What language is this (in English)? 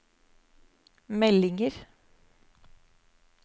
Norwegian